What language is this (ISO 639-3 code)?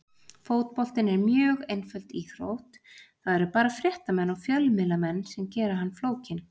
isl